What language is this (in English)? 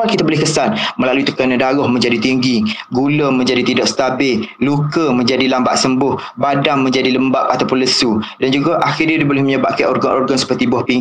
Malay